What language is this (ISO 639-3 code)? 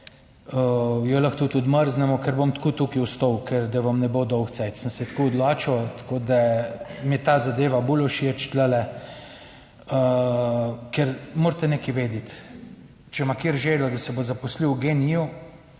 slv